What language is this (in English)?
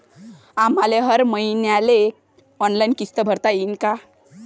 Marathi